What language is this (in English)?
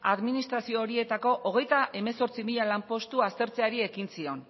Basque